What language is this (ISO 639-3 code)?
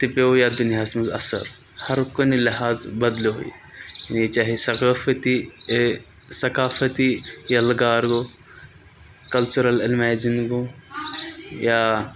kas